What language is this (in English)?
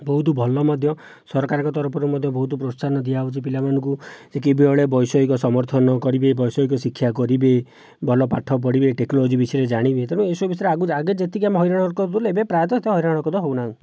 Odia